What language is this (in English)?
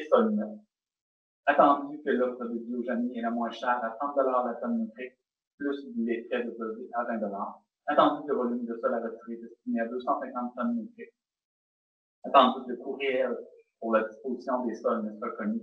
French